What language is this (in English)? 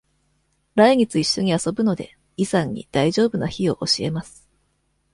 Japanese